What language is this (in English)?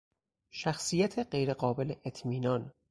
Persian